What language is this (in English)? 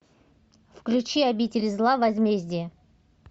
Russian